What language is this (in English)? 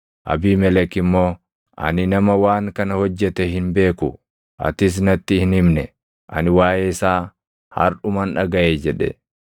Oromo